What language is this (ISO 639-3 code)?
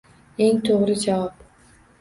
uzb